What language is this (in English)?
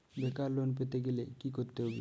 Bangla